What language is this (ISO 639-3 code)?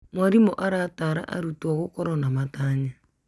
kik